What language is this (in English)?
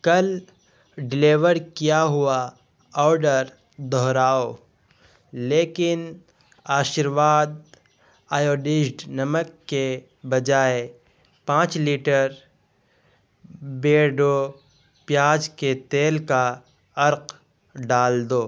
Urdu